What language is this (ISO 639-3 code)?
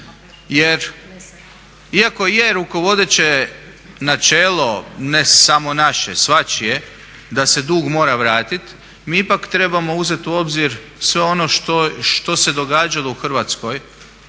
hrv